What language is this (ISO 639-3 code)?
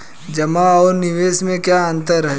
hin